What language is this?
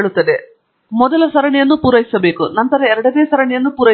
Kannada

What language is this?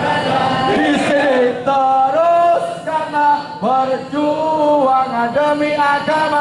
Indonesian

